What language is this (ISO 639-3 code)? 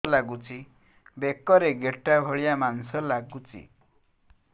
ori